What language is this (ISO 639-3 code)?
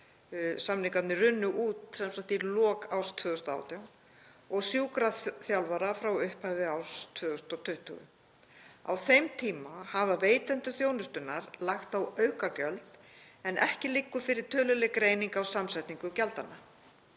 isl